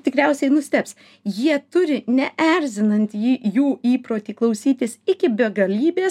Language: Lithuanian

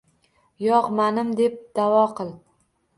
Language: Uzbek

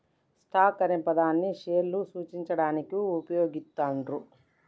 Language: Telugu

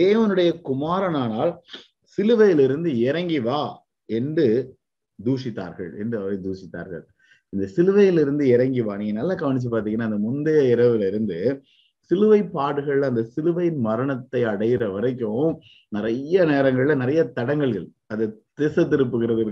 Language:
Tamil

